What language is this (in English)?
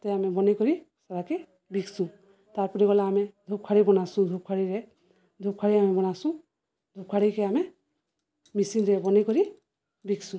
Odia